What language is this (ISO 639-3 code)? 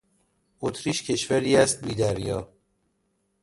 fas